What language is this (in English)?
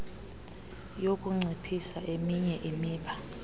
Xhosa